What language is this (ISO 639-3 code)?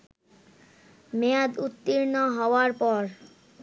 ben